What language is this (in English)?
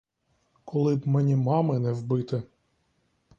Ukrainian